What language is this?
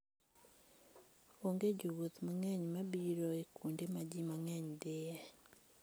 Luo (Kenya and Tanzania)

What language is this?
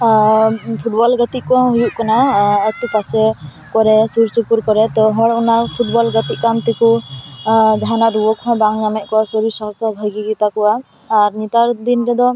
Santali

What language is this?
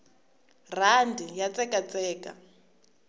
Tsonga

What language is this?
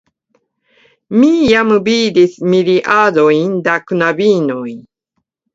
Esperanto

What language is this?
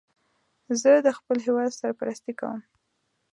Pashto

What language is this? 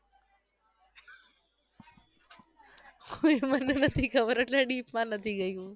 Gujarati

